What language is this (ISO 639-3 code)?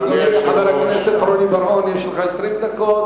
heb